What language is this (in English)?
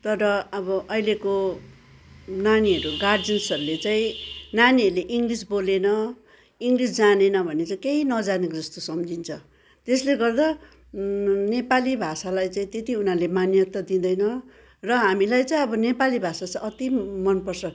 Nepali